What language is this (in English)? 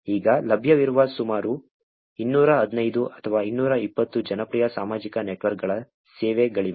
Kannada